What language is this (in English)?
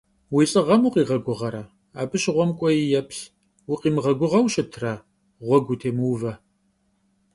Kabardian